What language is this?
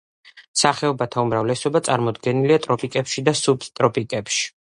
Georgian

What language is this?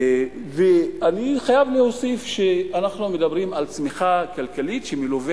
Hebrew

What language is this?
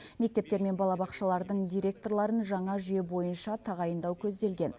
Kazakh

